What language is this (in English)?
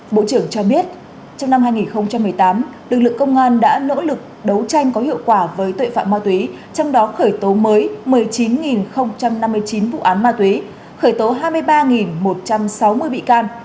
Vietnamese